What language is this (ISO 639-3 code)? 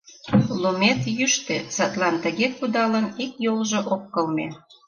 chm